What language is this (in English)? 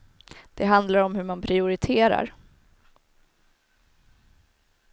Swedish